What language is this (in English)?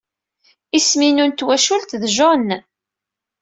Kabyle